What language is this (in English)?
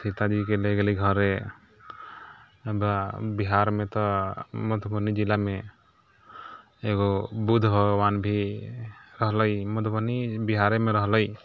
Maithili